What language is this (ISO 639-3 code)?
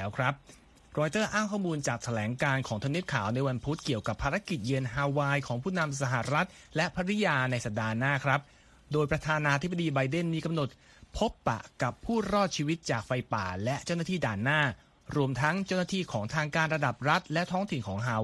tha